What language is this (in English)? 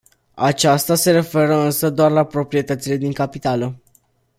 Romanian